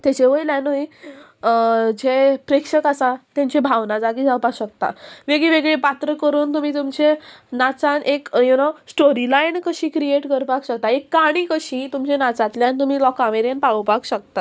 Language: Konkani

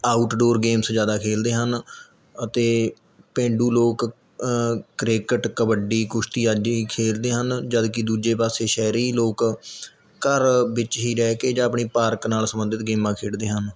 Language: Punjabi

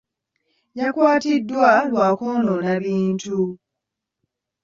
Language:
Ganda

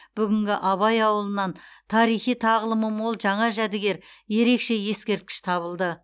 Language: Kazakh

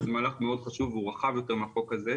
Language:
Hebrew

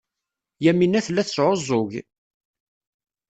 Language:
Kabyle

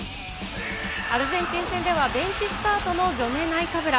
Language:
Japanese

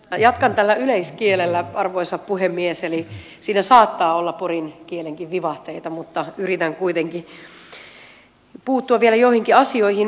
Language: Finnish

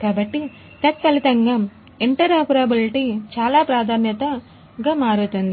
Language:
Telugu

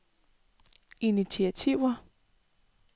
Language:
Danish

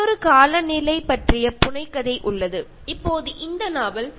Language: Malayalam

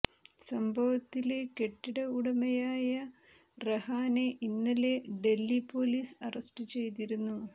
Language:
Malayalam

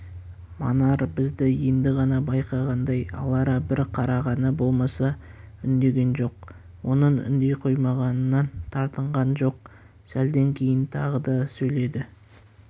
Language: Kazakh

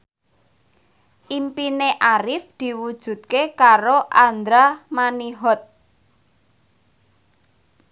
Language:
Javanese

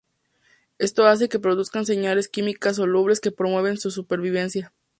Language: Spanish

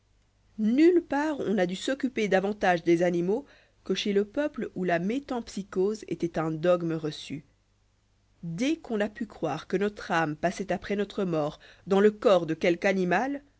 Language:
French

